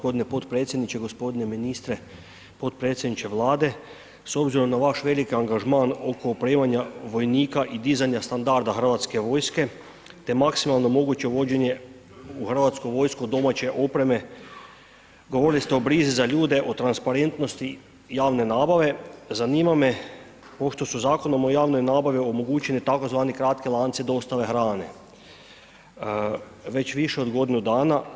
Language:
Croatian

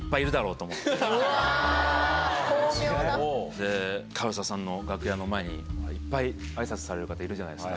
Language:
Japanese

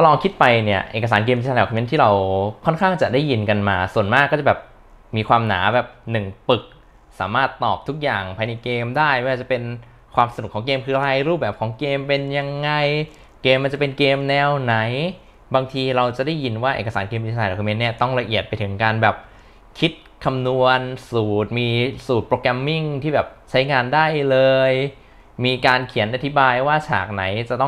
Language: Thai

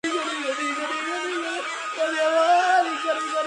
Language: Georgian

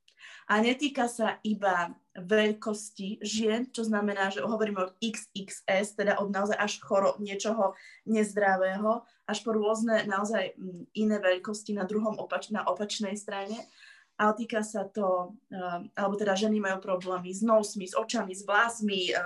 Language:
Slovak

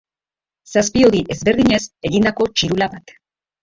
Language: Basque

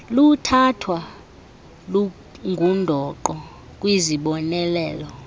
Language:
Xhosa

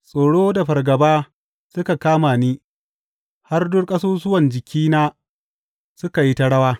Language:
Hausa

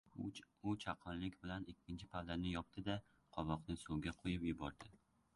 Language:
Uzbek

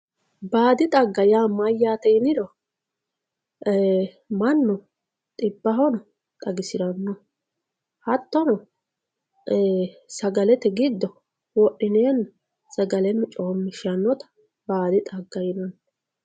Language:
Sidamo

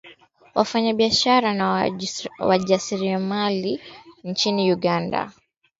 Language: Swahili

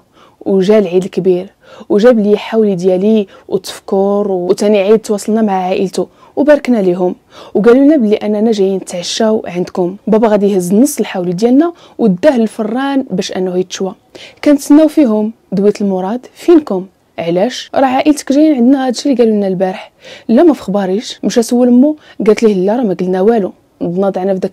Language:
Arabic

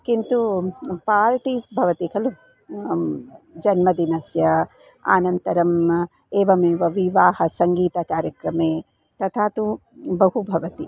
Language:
Sanskrit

